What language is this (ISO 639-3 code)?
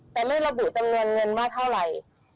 tha